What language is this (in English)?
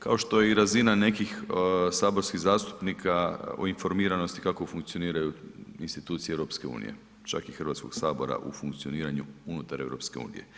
Croatian